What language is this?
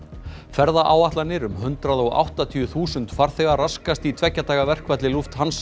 Icelandic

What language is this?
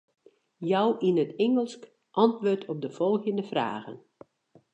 Western Frisian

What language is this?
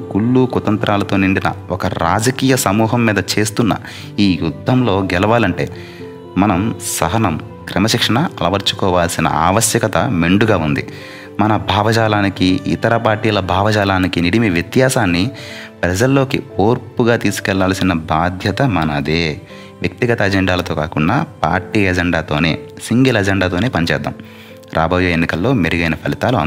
Telugu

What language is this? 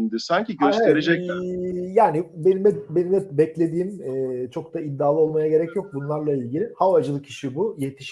Turkish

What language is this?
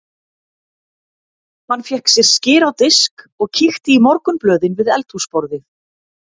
Icelandic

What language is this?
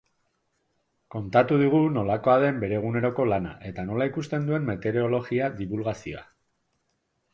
Basque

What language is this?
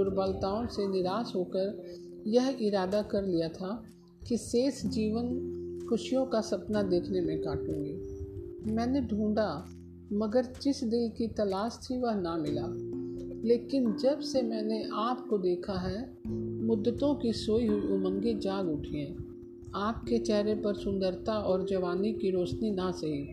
Hindi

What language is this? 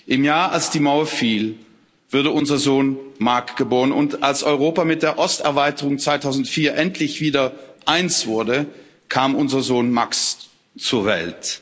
German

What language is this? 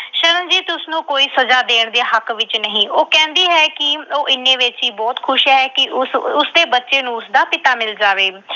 Punjabi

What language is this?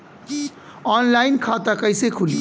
Bhojpuri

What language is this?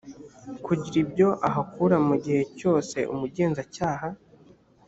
Kinyarwanda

